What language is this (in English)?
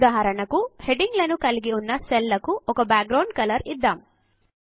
Telugu